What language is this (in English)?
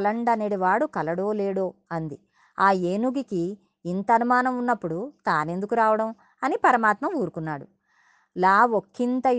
Telugu